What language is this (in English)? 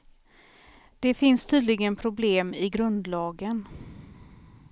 Swedish